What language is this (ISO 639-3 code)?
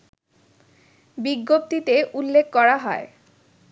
ben